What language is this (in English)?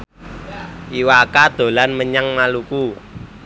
Javanese